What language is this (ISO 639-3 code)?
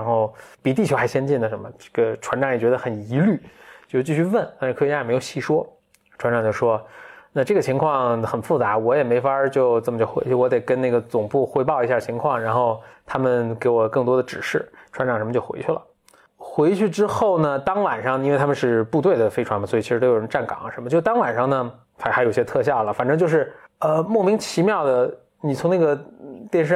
zho